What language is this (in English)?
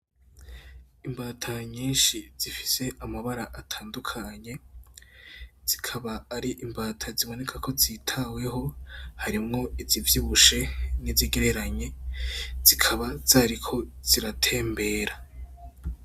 Rundi